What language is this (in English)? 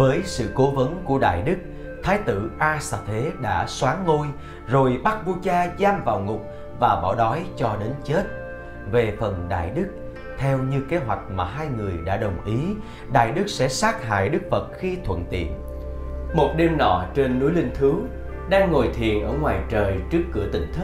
Vietnamese